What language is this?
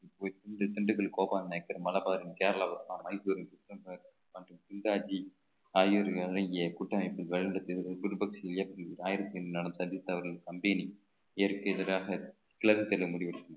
Tamil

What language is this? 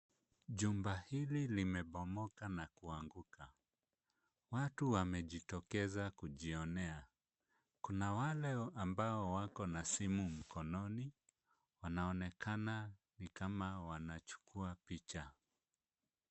Swahili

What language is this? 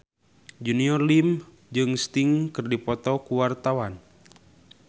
Sundanese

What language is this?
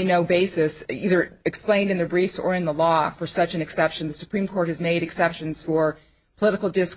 English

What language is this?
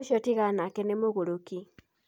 Kikuyu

